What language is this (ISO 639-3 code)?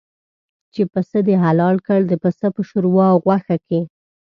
pus